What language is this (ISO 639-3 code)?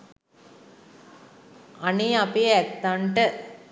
sin